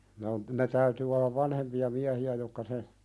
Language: Finnish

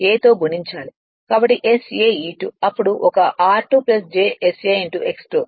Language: Telugu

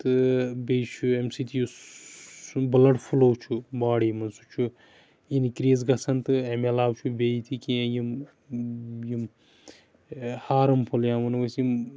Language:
Kashmiri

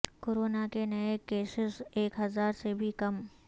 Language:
Urdu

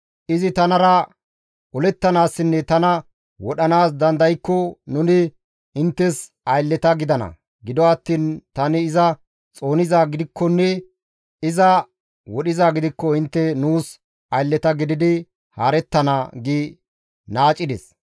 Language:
Gamo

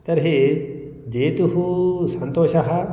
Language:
Sanskrit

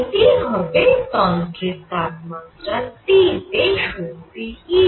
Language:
Bangla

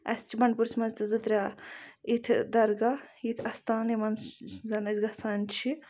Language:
Kashmiri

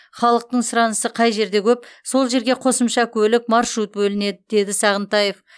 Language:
Kazakh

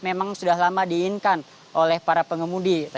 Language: Indonesian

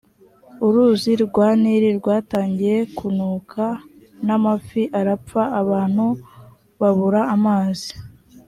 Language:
Kinyarwanda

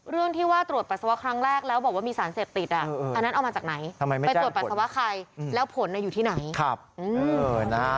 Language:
Thai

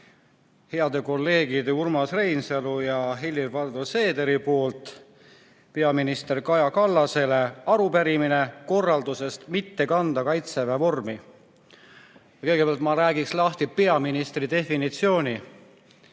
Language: Estonian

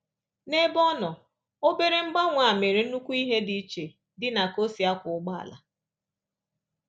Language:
Igbo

